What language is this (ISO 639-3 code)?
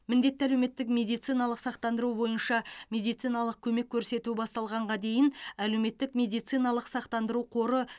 kaz